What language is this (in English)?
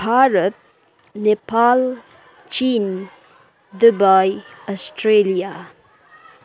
Nepali